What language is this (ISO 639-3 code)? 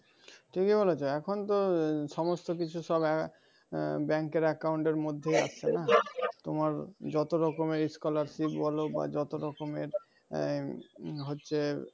ben